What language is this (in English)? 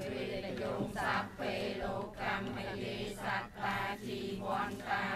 Thai